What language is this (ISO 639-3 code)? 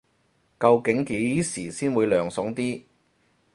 yue